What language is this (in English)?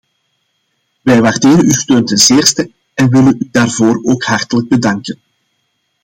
Dutch